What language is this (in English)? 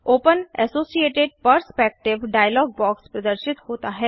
Hindi